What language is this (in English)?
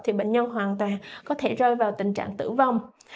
Vietnamese